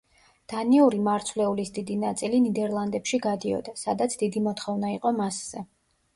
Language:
Georgian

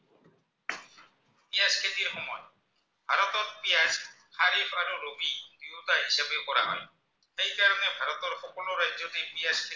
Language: Assamese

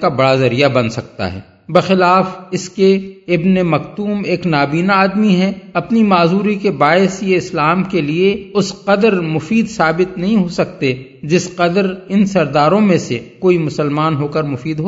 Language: Urdu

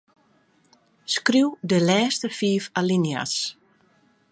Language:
Western Frisian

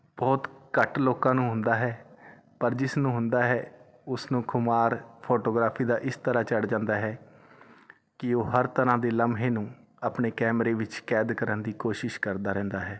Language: Punjabi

